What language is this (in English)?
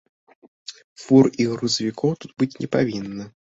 Belarusian